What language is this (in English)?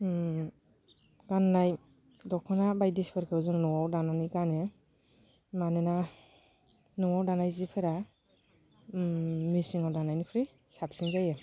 Bodo